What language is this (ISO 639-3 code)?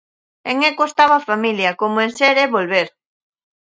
glg